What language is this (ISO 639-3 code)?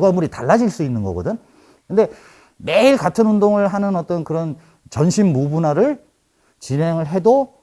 kor